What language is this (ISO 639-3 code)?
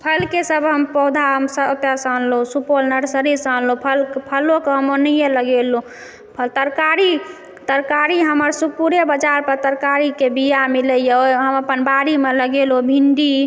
mai